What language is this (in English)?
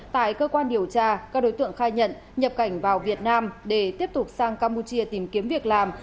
Vietnamese